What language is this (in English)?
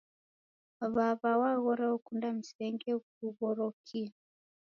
Taita